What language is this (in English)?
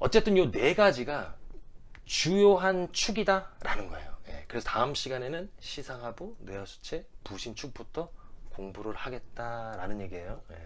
Korean